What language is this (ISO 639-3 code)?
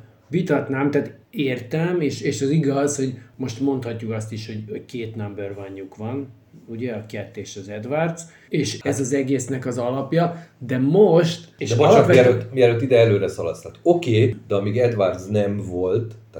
hun